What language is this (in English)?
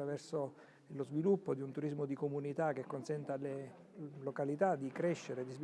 Italian